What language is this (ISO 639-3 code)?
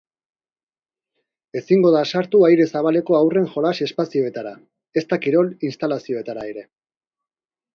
eus